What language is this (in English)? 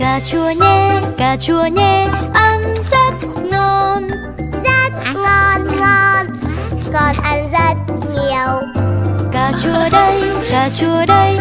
Vietnamese